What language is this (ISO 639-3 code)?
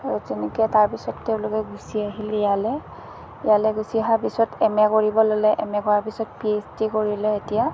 asm